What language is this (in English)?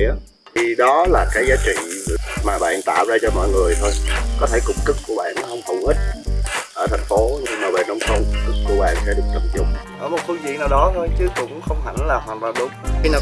Vietnamese